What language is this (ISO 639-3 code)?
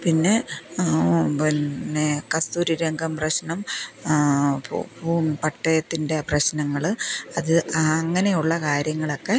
mal